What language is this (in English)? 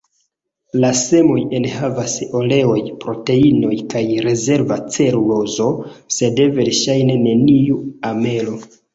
Esperanto